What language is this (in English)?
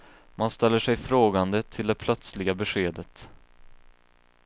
Swedish